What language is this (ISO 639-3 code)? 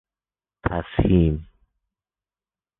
fas